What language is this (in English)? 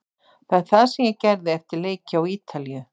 Icelandic